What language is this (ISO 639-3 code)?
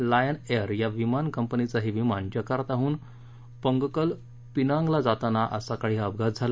mar